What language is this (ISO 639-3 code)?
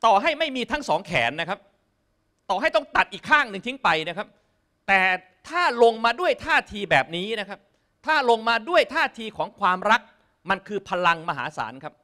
tha